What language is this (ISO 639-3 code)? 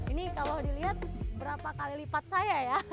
ind